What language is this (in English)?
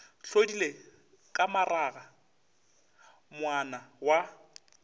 Northern Sotho